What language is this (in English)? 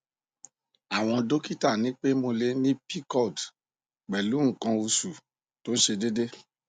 Yoruba